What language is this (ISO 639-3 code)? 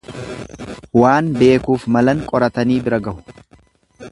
orm